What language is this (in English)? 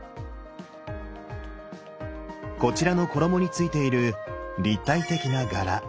Japanese